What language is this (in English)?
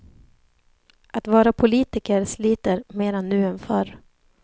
Swedish